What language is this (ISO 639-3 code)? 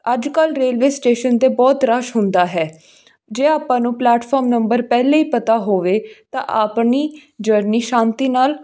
pan